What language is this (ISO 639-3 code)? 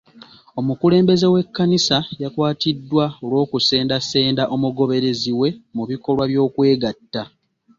lug